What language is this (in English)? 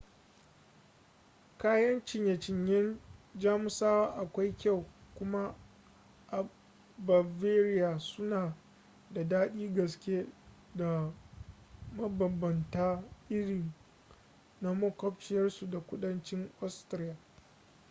Hausa